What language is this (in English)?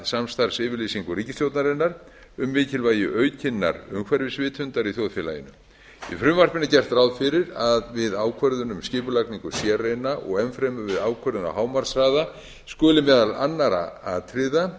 Icelandic